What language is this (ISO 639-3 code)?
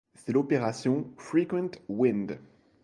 fra